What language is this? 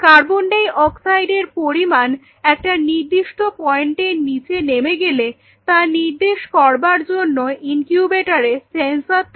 Bangla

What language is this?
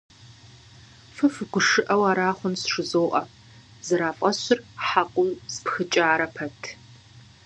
Kabardian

